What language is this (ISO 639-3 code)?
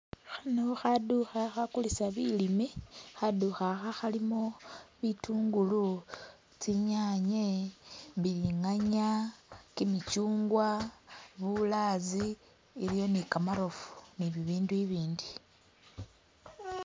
myx